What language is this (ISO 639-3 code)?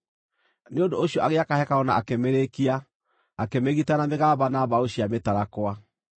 kik